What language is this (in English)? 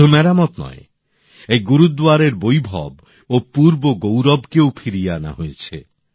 Bangla